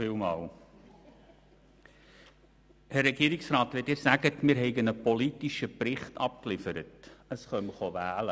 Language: Swiss German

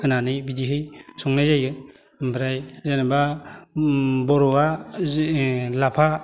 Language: Bodo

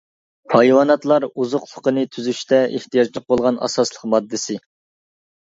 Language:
Uyghur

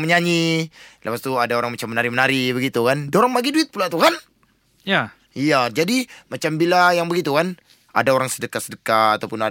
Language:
Malay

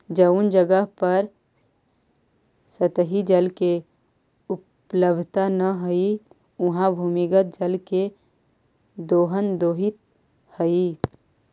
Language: Magahi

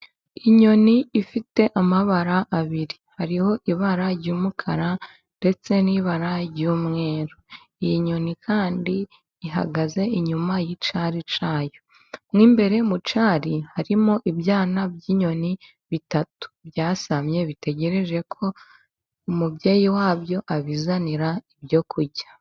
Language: Kinyarwanda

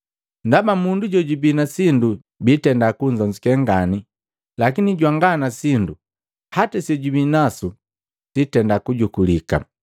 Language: Matengo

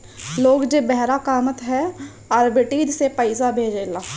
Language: Bhojpuri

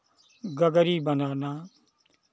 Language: Hindi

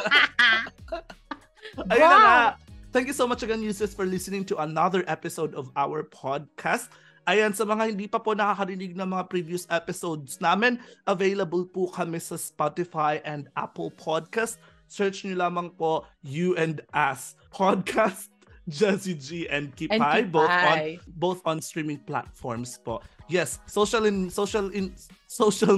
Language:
Filipino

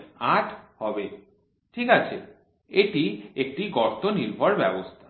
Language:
Bangla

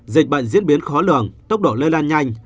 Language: Vietnamese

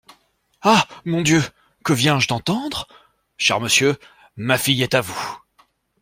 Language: French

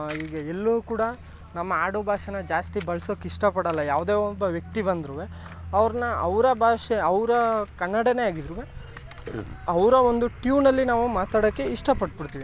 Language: Kannada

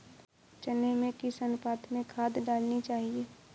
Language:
Hindi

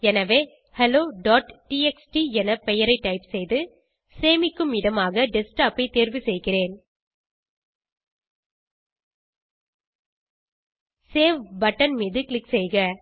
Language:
Tamil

